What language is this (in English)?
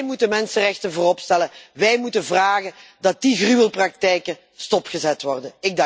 Dutch